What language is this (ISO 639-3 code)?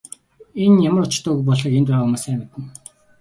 mon